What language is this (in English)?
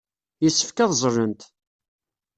Kabyle